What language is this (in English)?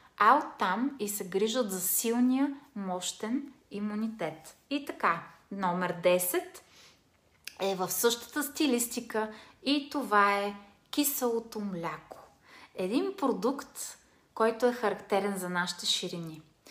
Bulgarian